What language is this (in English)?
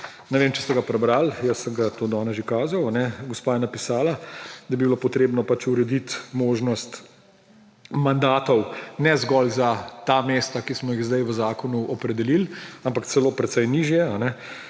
Slovenian